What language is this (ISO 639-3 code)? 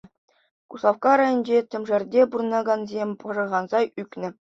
chv